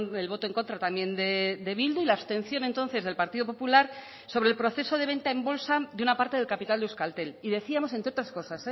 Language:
Spanish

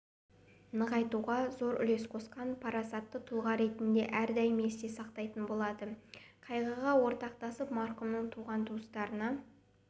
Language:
Kazakh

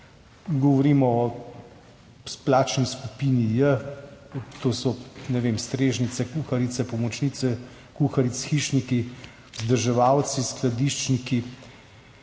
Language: Slovenian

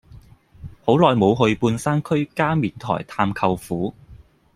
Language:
Cantonese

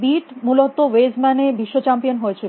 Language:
Bangla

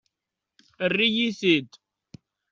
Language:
Kabyle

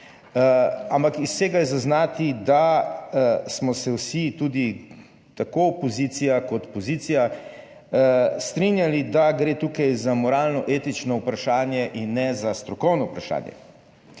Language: Slovenian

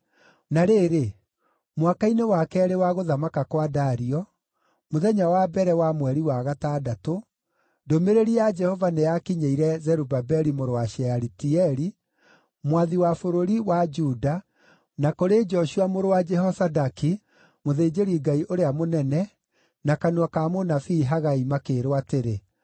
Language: Kikuyu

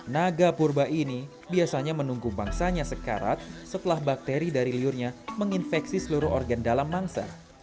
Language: Indonesian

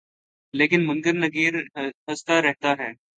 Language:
Urdu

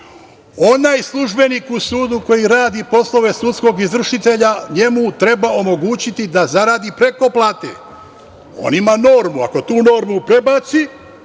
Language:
Serbian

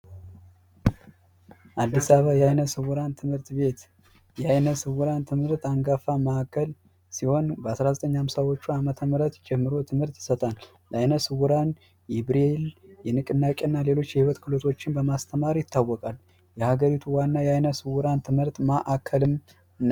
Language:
Amharic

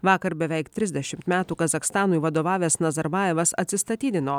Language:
Lithuanian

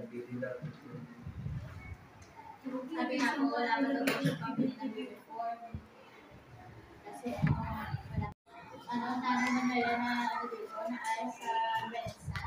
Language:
Filipino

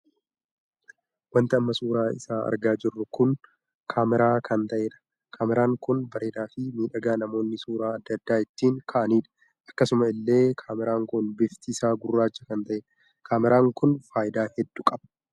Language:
Oromo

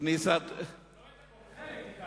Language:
Hebrew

